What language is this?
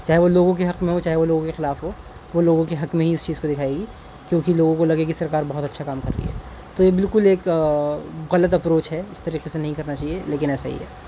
Urdu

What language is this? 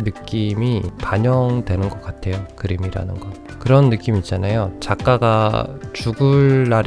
Korean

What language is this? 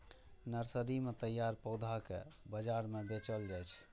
Maithili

